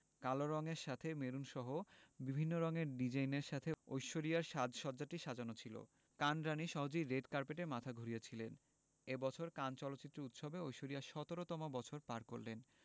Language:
Bangla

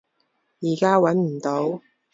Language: Cantonese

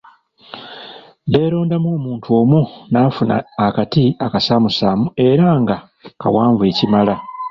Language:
Ganda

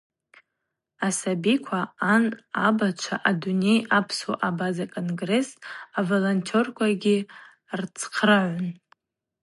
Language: Abaza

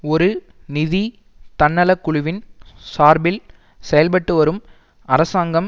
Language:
Tamil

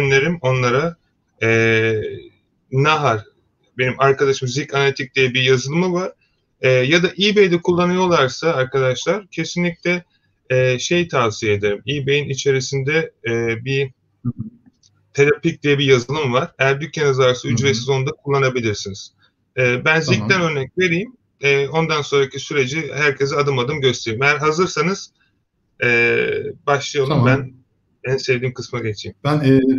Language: Turkish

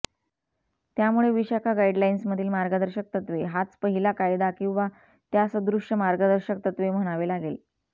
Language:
Marathi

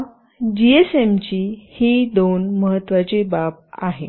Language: Marathi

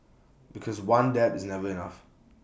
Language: English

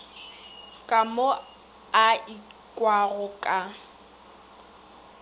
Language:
Northern Sotho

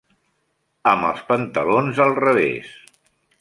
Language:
Catalan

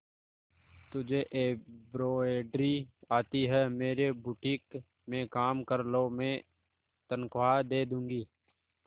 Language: Hindi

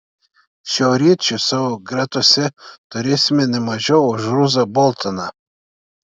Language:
Lithuanian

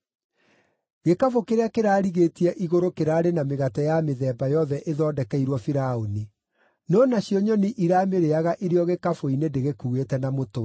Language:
Kikuyu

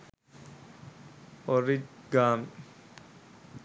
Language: Sinhala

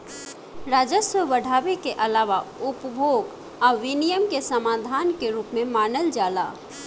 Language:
Bhojpuri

